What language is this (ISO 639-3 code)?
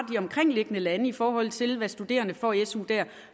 dan